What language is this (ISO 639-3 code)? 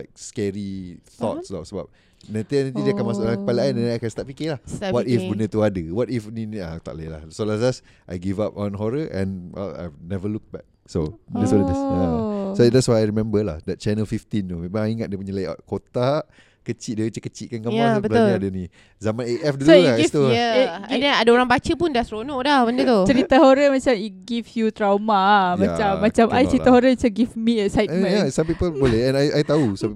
msa